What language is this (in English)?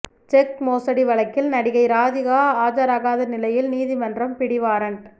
Tamil